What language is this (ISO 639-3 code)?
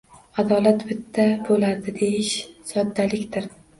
uzb